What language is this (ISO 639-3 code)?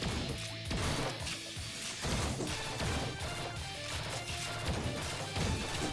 jpn